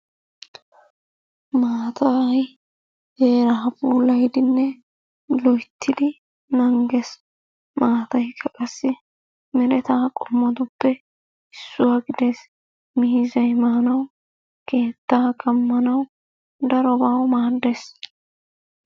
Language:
Wolaytta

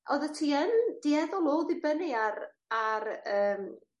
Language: Welsh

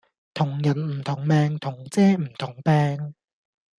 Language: Cantonese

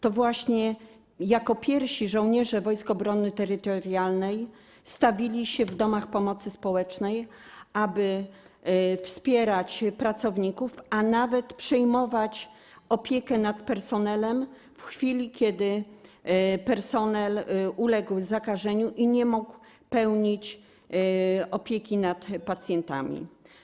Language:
Polish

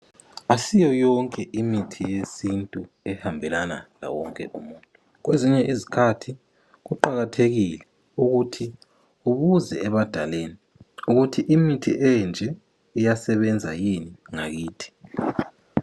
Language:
North Ndebele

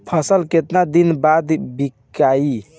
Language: Bhojpuri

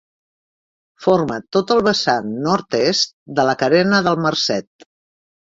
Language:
Catalan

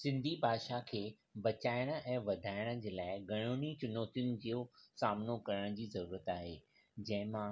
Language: Sindhi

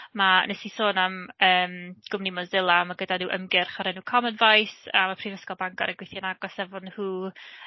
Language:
Welsh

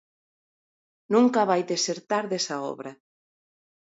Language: Galician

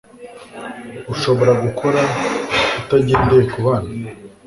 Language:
Kinyarwanda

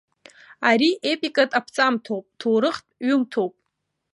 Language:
Abkhazian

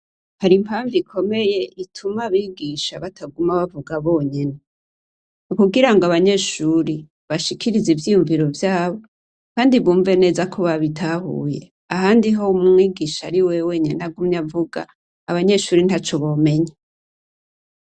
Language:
Rundi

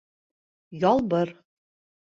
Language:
Bashkir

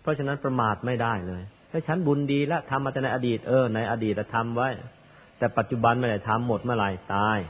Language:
Thai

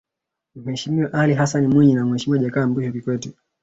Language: Swahili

